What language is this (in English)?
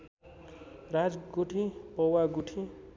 Nepali